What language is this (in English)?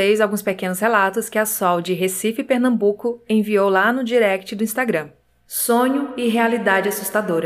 Portuguese